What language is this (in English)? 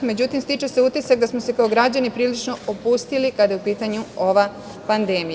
Serbian